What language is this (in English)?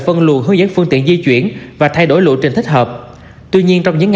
Vietnamese